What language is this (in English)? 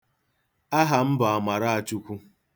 Igbo